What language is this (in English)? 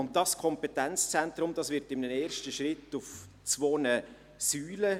Swiss German